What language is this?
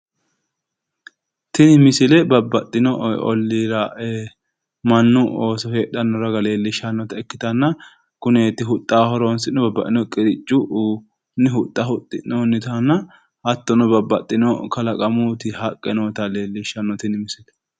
Sidamo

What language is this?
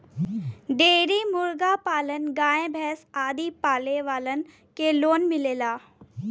Bhojpuri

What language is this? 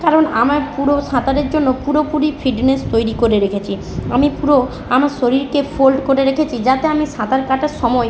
Bangla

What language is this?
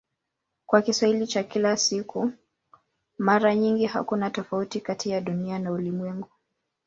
Swahili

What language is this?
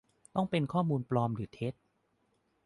Thai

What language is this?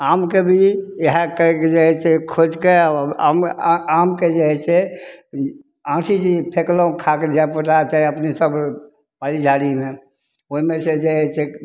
Maithili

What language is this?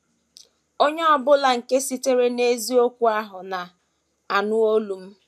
Igbo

